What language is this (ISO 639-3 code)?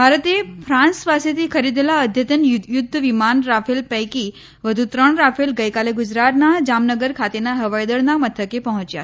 guj